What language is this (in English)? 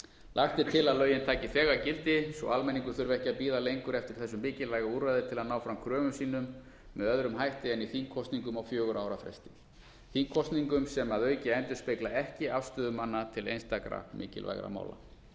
Icelandic